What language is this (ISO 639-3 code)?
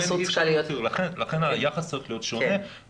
heb